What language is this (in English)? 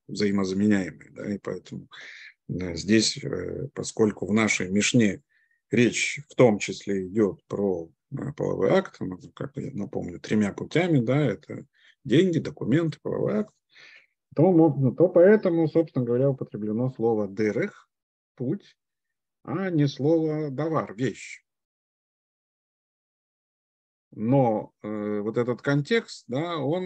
Russian